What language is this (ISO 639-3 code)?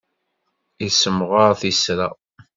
kab